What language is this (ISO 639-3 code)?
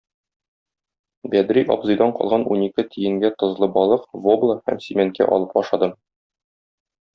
tat